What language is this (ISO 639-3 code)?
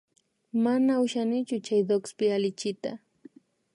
qvi